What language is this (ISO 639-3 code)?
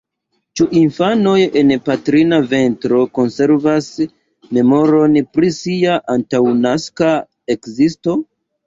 epo